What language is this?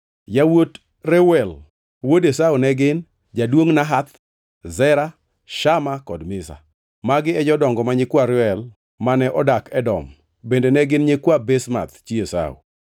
Luo (Kenya and Tanzania)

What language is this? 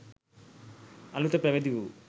Sinhala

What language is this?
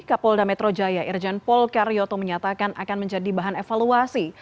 Indonesian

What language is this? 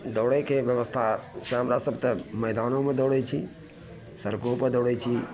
Maithili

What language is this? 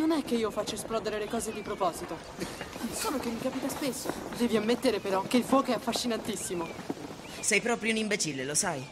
Italian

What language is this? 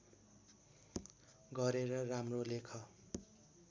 Nepali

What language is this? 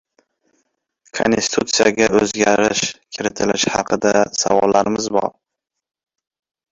Uzbek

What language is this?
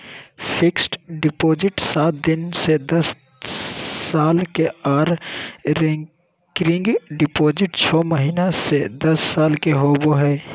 Magahi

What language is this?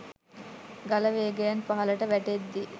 Sinhala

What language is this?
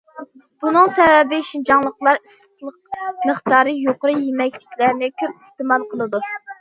Uyghur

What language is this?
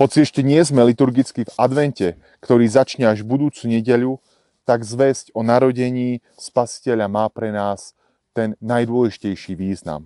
Slovak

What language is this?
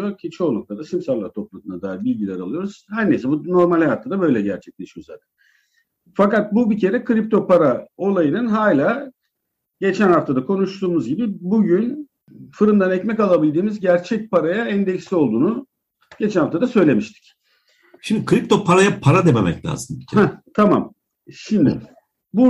Turkish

